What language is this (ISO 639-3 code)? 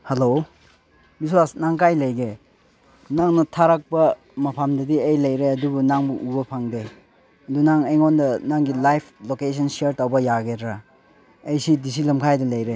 mni